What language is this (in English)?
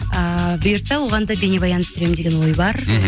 Kazakh